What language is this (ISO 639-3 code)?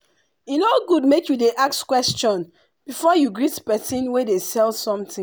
pcm